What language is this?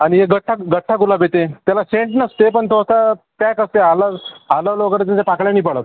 Marathi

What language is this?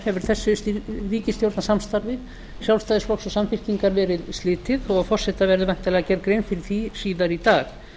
Icelandic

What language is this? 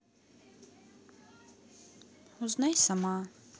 Russian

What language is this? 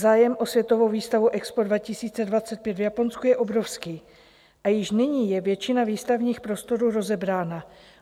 Czech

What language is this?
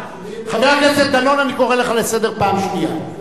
Hebrew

